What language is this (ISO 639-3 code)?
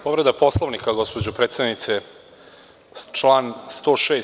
srp